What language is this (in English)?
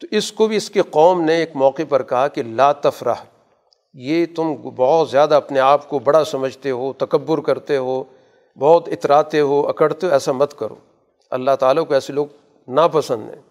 Urdu